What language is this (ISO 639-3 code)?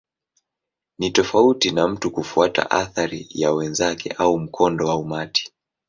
swa